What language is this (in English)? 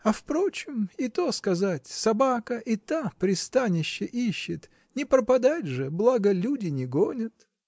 Russian